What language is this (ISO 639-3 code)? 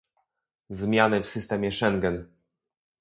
pol